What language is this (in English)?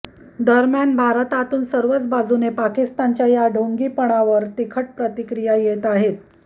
Marathi